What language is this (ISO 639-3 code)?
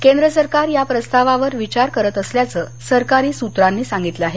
mar